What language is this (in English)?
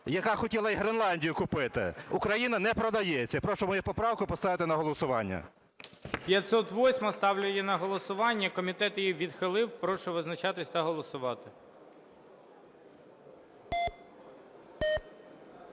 Ukrainian